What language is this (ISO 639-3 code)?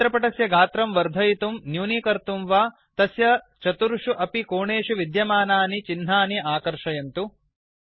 san